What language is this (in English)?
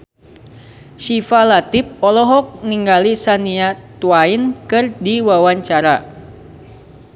Sundanese